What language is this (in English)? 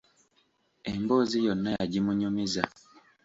Ganda